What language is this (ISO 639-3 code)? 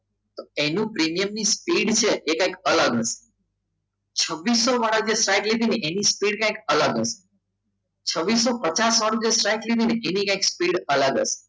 guj